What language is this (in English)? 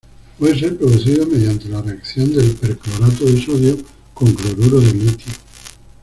Spanish